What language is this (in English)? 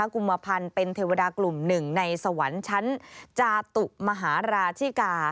Thai